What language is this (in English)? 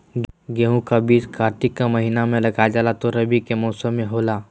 Magahi